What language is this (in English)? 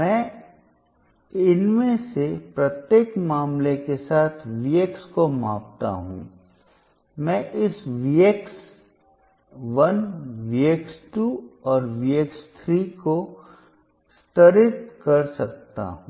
Hindi